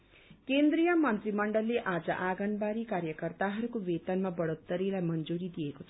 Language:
Nepali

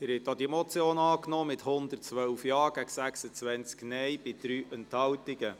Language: Swiss German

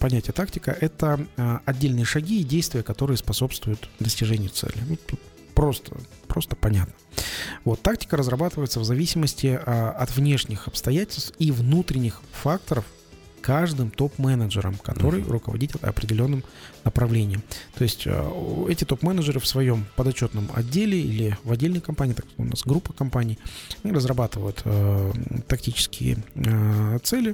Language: Russian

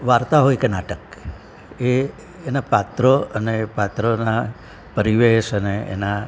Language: Gujarati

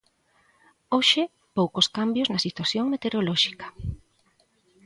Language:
Galician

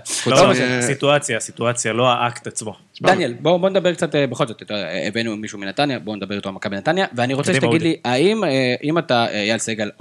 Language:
Hebrew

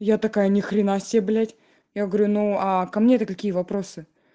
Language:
Russian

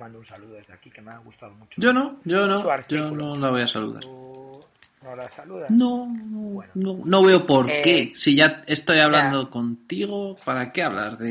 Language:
Spanish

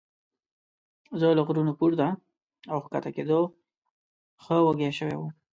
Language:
Pashto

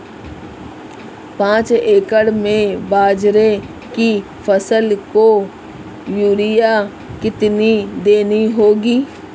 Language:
Hindi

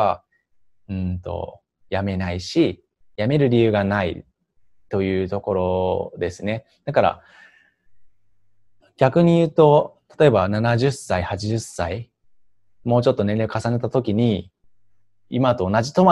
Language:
Japanese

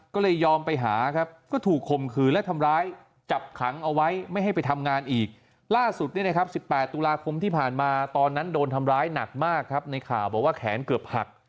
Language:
Thai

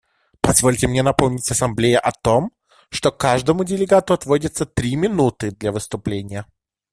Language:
Russian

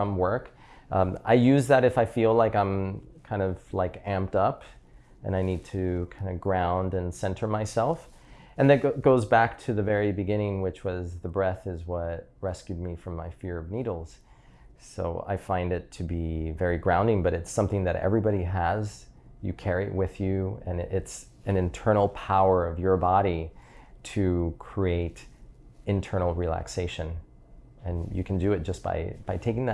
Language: English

